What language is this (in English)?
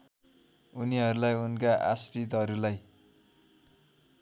Nepali